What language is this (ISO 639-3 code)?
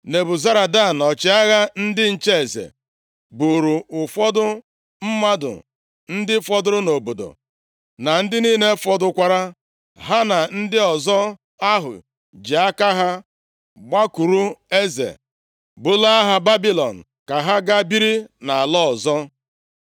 ibo